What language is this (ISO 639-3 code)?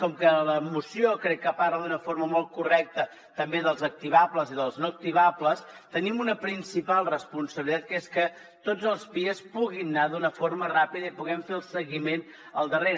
cat